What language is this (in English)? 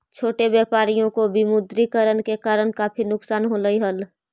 Magahi